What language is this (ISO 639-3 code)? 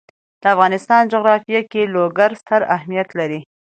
pus